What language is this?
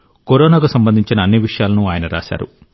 Telugu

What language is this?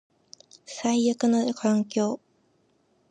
Japanese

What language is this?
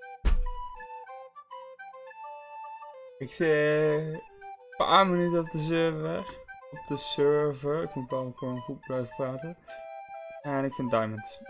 Dutch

